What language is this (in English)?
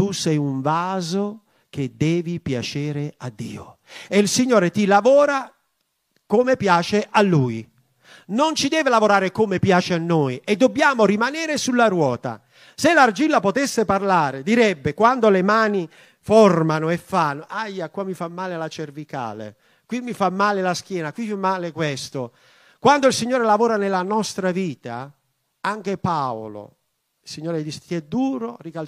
Italian